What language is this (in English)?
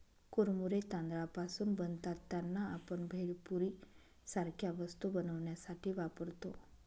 Marathi